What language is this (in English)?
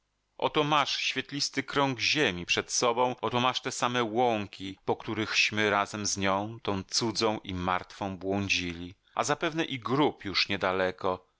Polish